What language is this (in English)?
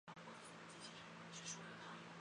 Chinese